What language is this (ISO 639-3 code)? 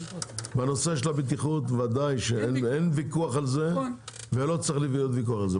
heb